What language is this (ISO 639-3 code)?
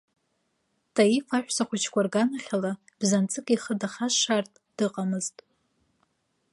abk